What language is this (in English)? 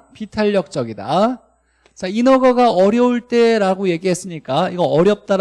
Korean